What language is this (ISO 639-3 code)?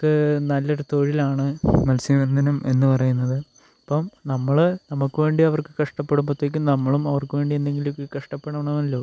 mal